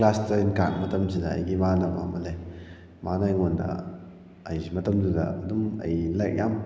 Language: Manipuri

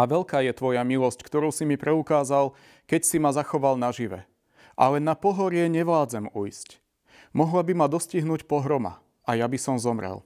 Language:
Slovak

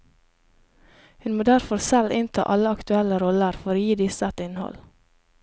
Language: Norwegian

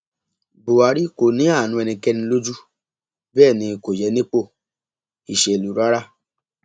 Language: Yoruba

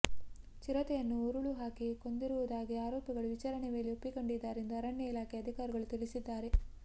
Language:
Kannada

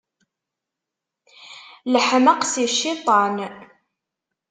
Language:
Kabyle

